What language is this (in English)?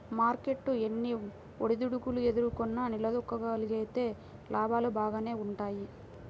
Telugu